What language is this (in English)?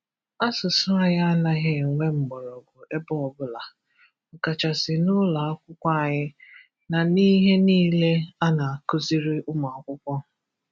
Igbo